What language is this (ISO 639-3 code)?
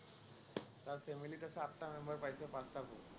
asm